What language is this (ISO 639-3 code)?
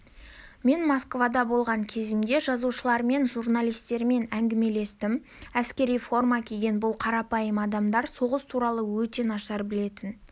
kaz